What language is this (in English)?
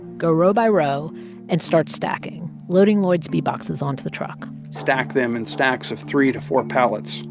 English